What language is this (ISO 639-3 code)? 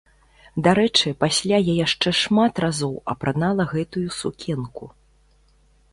bel